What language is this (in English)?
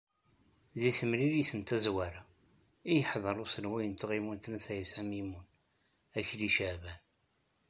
Kabyle